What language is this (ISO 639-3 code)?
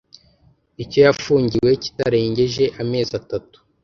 kin